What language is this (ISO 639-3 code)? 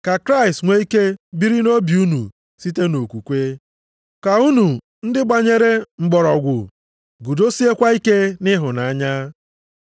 ibo